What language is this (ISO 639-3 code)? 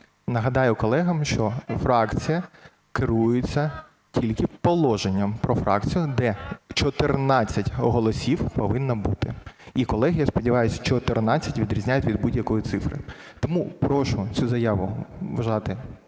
ukr